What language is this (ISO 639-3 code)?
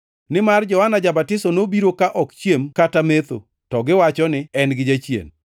luo